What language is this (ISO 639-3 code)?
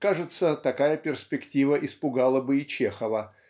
rus